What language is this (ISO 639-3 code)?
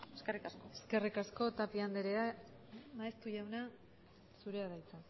eus